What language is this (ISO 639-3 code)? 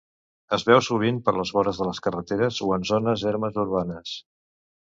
cat